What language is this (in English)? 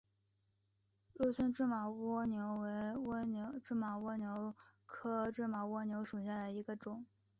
Chinese